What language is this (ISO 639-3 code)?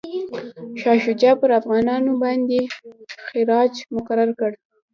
pus